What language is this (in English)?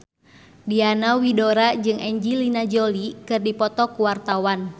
Sundanese